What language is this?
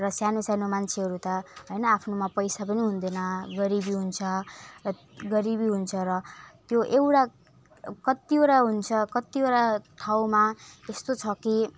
Nepali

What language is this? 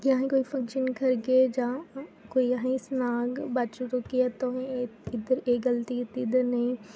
Dogri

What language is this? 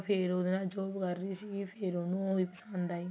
Punjabi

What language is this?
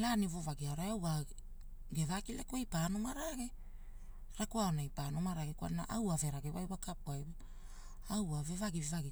Hula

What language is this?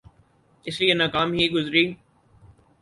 Urdu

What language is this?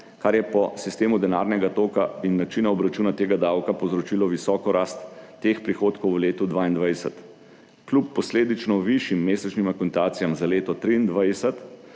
Slovenian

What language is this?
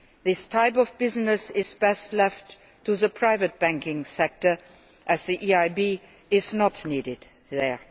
English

